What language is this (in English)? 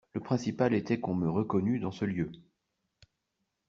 French